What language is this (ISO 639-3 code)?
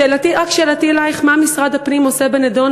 heb